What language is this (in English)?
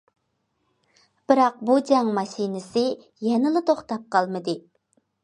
Uyghur